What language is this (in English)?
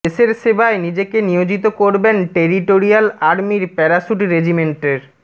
Bangla